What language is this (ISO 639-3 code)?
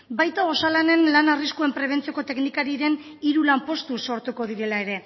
eus